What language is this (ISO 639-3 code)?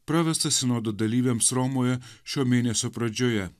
lit